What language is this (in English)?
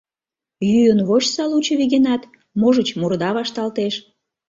Mari